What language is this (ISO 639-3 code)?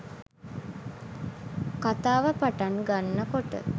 sin